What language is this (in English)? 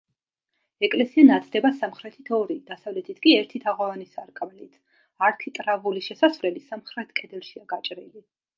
Georgian